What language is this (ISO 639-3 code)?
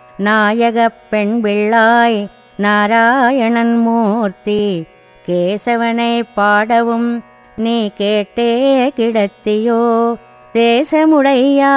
tel